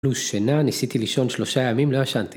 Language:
Hebrew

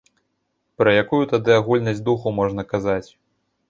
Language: Belarusian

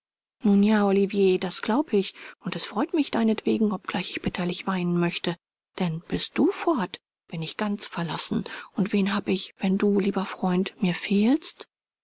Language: German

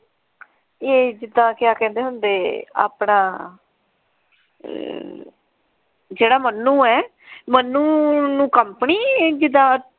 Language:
Punjabi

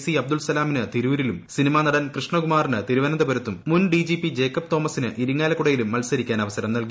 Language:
Malayalam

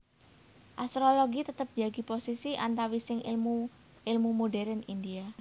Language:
Javanese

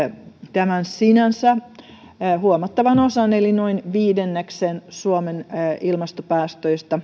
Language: Finnish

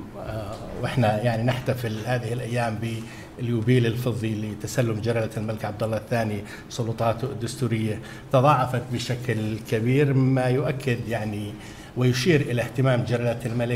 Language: Arabic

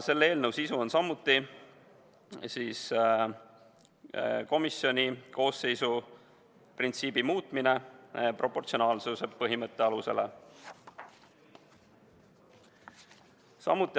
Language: Estonian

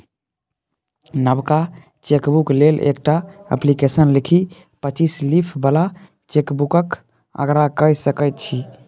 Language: Maithili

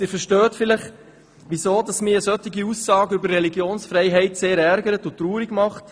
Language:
Swiss German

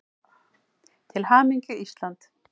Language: Icelandic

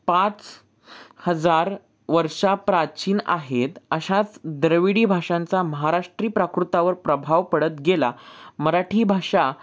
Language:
Marathi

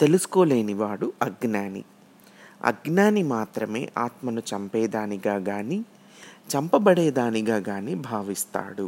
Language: Telugu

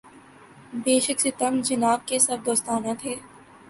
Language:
Urdu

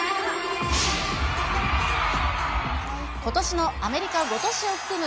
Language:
Japanese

